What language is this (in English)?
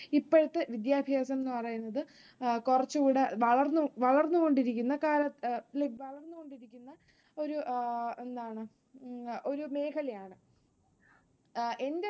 Malayalam